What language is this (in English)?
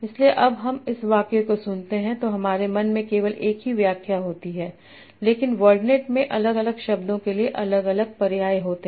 Hindi